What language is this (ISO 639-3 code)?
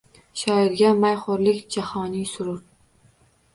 uzb